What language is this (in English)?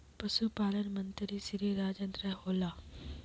Magahi